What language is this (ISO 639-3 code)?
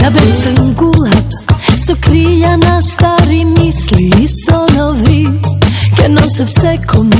ukr